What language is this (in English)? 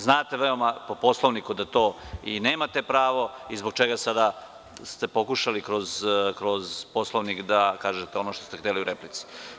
Serbian